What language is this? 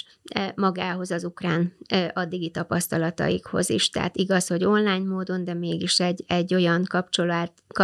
Hungarian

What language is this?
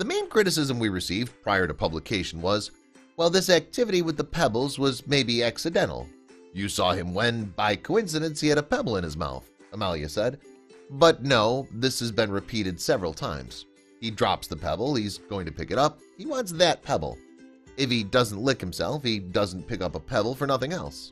English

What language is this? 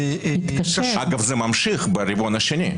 Hebrew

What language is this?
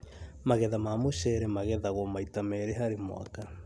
Kikuyu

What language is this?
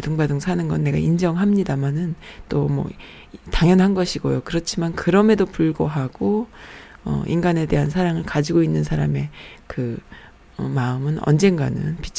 Korean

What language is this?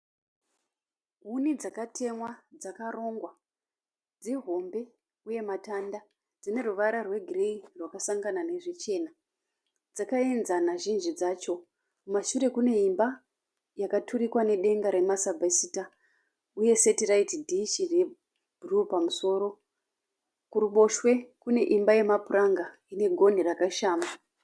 Shona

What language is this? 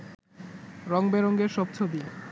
Bangla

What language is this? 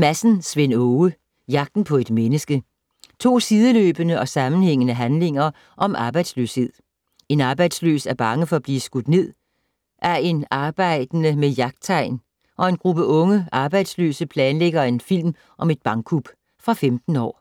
Danish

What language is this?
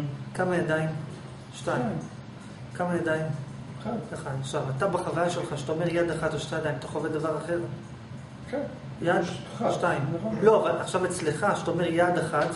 Hebrew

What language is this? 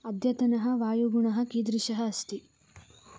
Sanskrit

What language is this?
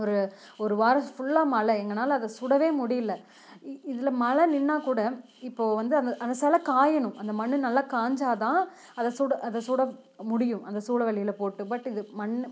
Tamil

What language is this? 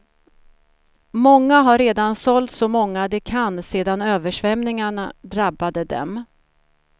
Swedish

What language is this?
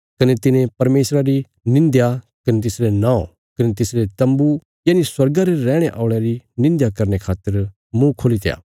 Bilaspuri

